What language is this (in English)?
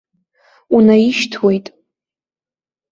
Abkhazian